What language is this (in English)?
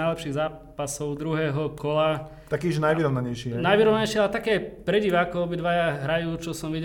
Slovak